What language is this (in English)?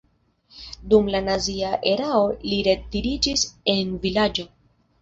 Esperanto